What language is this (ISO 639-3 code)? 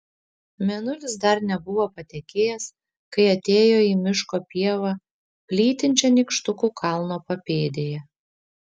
lit